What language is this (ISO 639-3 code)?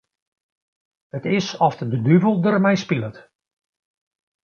fry